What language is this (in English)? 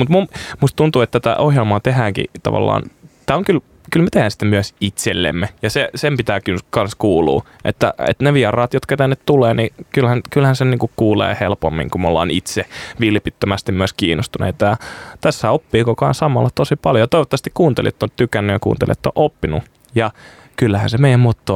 Finnish